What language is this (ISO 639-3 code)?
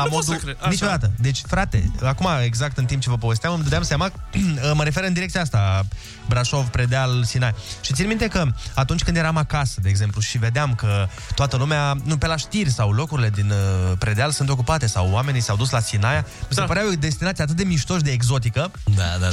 ron